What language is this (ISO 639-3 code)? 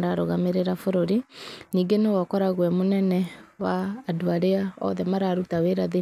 kik